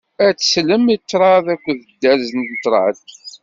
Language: Kabyle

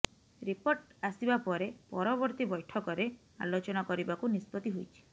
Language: Odia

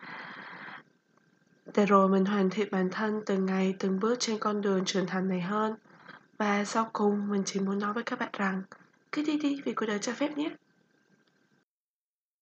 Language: Vietnamese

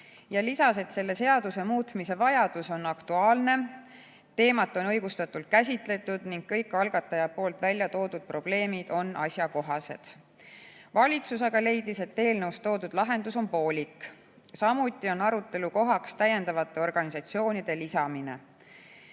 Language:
Estonian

